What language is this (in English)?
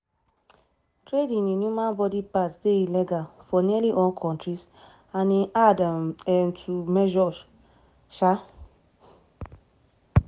Nigerian Pidgin